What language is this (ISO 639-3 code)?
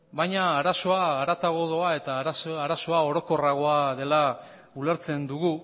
eus